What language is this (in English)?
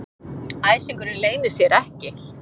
Icelandic